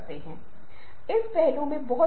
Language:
Hindi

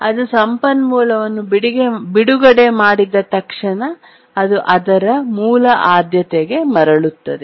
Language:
Kannada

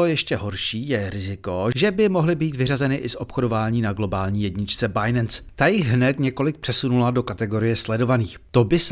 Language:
Czech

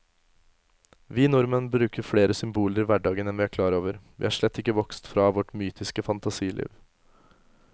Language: Norwegian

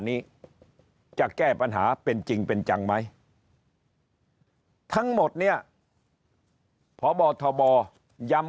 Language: Thai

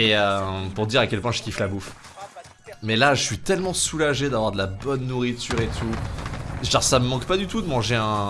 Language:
French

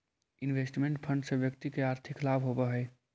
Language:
Magahi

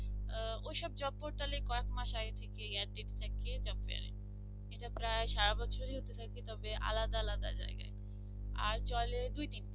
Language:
Bangla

